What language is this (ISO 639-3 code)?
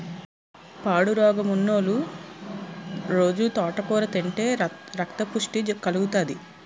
tel